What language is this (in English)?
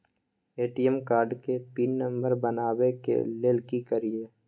Maithili